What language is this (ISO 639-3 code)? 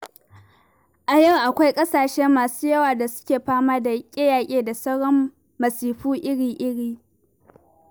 hau